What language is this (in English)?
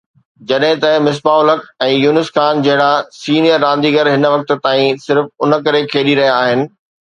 Sindhi